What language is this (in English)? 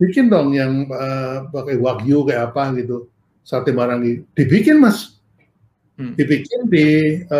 Indonesian